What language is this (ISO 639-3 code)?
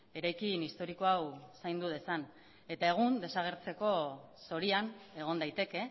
eus